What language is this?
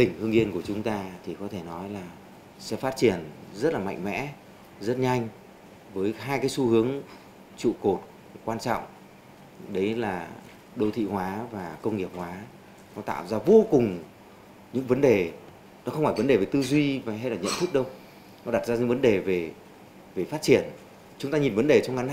Vietnamese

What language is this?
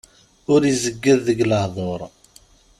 Kabyle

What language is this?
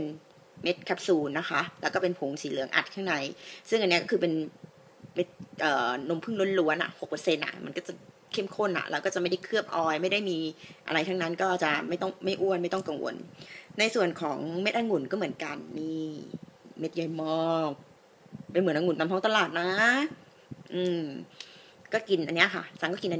Thai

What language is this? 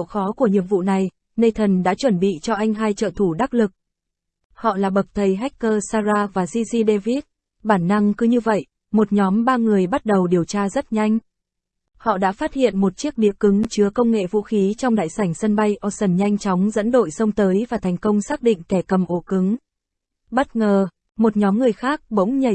Vietnamese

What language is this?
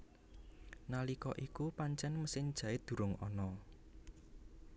Javanese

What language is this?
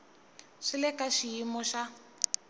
Tsonga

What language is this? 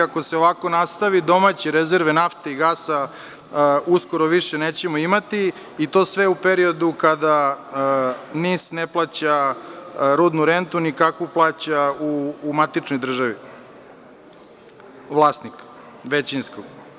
Serbian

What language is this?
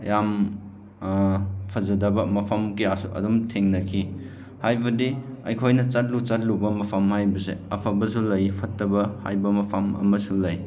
Manipuri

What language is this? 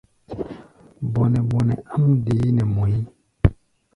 Gbaya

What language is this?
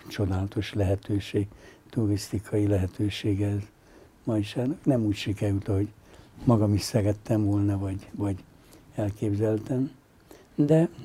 Hungarian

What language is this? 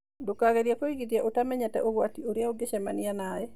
Kikuyu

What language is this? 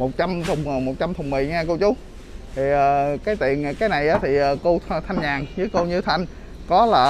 Vietnamese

